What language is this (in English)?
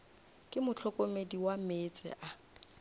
Northern Sotho